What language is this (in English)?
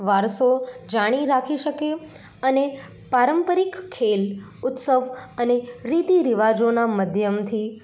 Gujarati